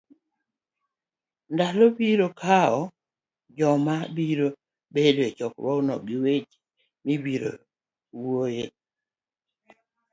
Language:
Luo (Kenya and Tanzania)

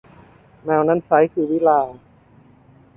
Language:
Thai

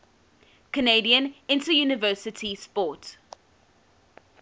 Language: English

